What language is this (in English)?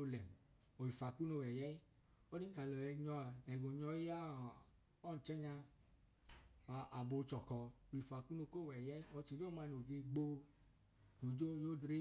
Idoma